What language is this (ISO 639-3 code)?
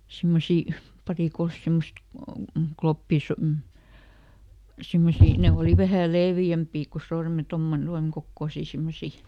fin